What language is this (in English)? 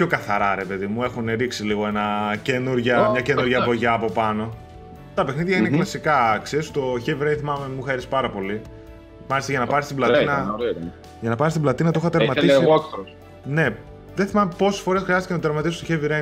Greek